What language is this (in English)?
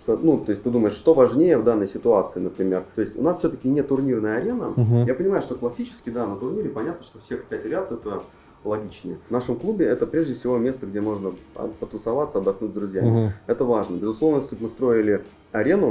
Russian